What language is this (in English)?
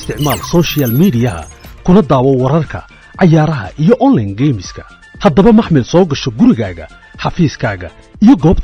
Arabic